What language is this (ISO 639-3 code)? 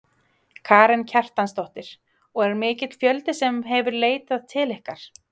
isl